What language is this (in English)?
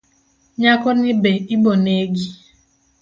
Luo (Kenya and Tanzania)